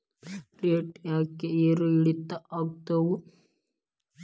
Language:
Kannada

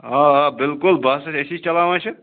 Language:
Kashmiri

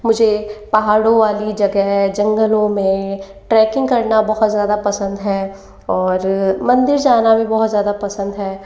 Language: Hindi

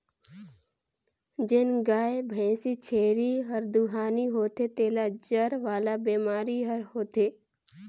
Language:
Chhattisgarhi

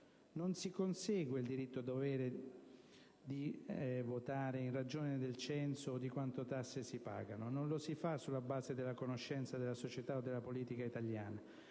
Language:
Italian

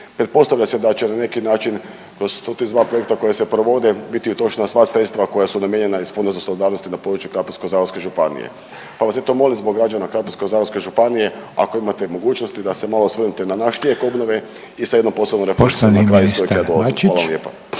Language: Croatian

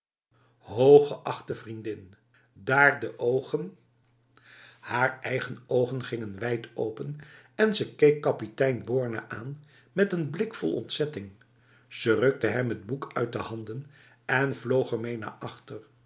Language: Dutch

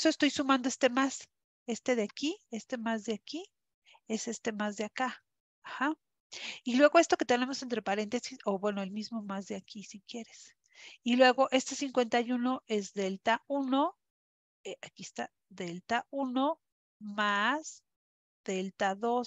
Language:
Spanish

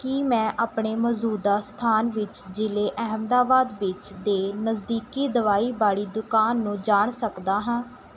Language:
Punjabi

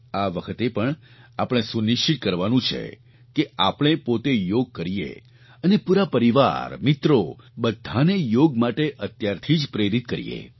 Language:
Gujarati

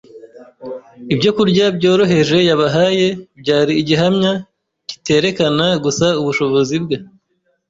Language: Kinyarwanda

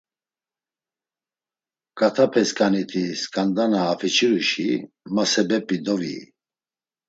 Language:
Laz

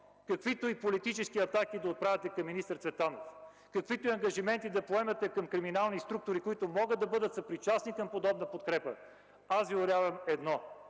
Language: Bulgarian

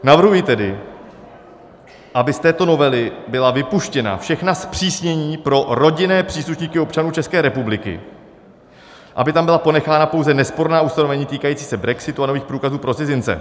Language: Czech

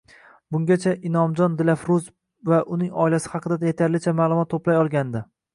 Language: Uzbek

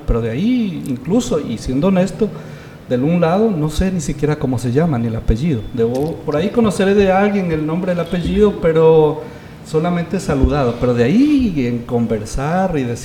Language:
Spanish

